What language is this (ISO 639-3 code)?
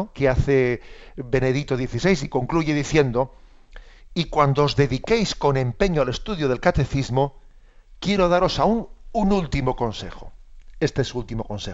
spa